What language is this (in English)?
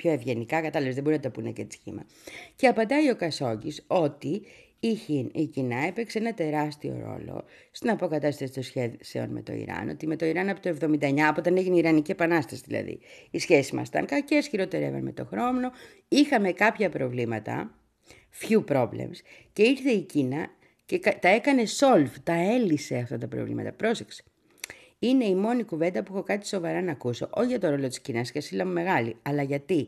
Greek